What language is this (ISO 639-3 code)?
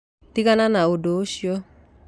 kik